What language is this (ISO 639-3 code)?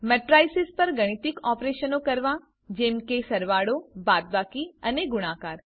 guj